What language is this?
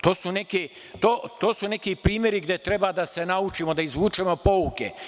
Serbian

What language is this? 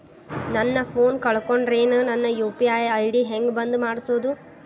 Kannada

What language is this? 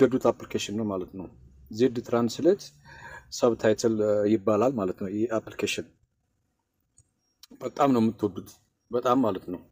Turkish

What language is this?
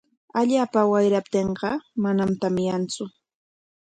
Corongo Ancash Quechua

